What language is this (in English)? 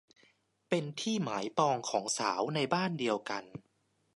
Thai